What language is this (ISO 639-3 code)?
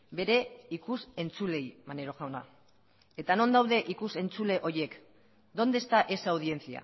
eus